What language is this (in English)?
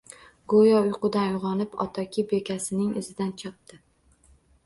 Uzbek